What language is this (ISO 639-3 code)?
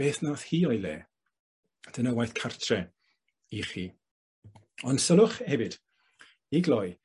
cym